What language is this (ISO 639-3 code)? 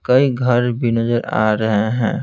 hin